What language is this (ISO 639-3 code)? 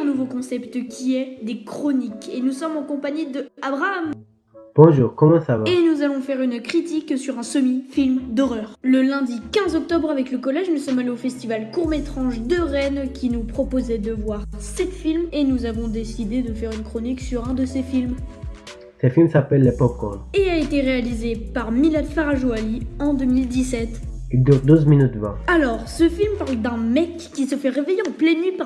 fra